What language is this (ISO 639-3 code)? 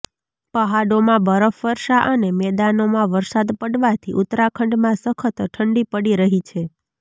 guj